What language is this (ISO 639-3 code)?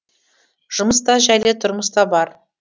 kaz